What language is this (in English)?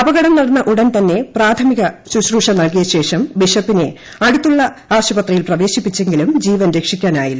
Malayalam